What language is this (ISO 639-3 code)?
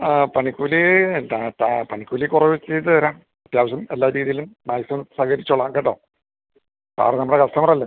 mal